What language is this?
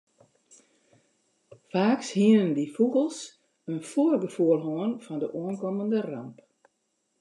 Western Frisian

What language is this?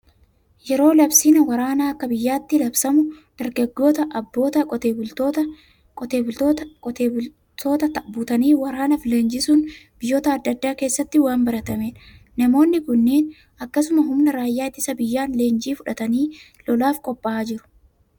Oromo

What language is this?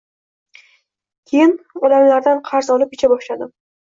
Uzbek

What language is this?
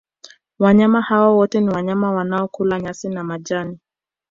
Swahili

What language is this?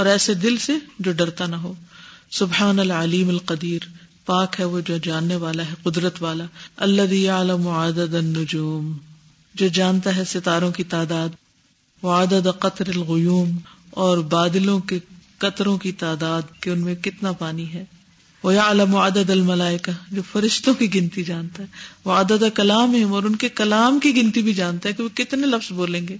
Urdu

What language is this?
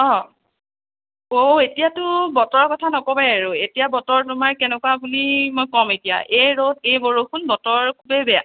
Assamese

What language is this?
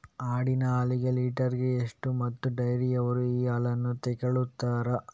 Kannada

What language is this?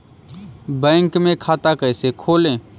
Hindi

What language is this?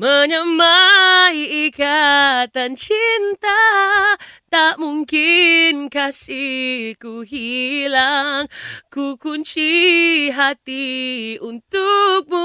Malay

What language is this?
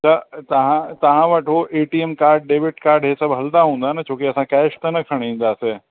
Sindhi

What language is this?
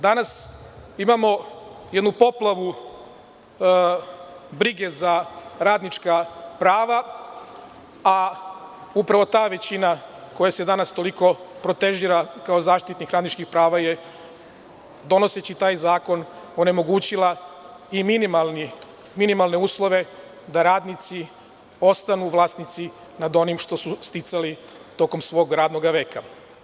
Serbian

